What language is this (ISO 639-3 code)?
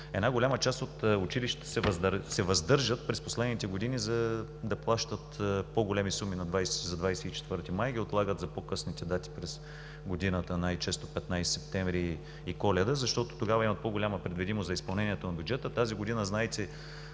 bul